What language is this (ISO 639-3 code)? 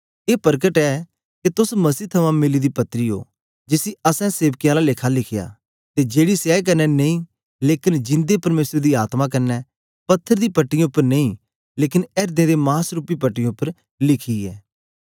doi